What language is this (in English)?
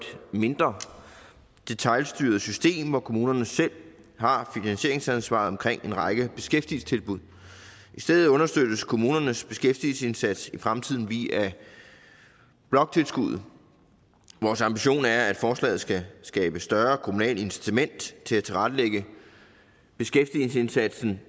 Danish